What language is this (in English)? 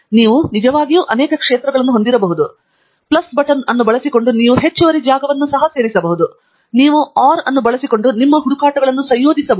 Kannada